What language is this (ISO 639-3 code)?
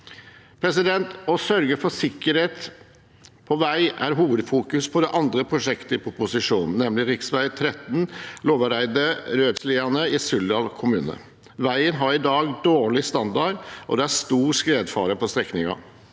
nor